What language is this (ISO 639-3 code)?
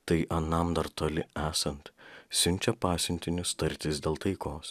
lit